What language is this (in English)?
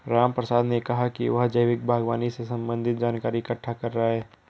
Hindi